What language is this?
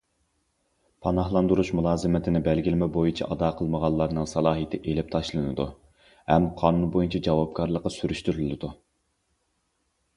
Uyghur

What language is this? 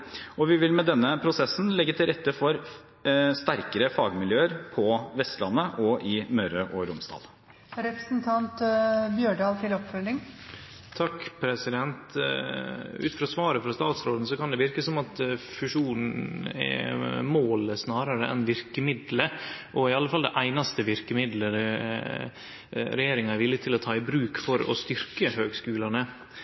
Norwegian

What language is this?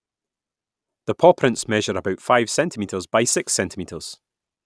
English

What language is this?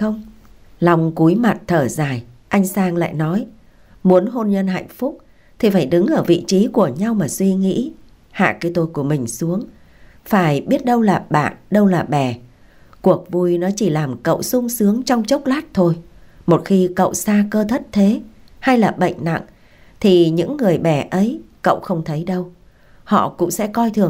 Vietnamese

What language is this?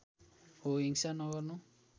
Nepali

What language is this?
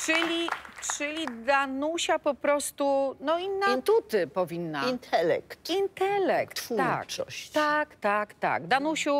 Polish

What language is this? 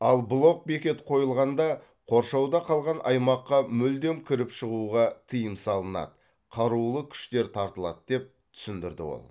Kazakh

